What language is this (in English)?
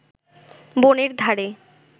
Bangla